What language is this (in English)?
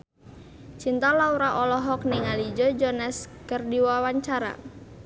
Sundanese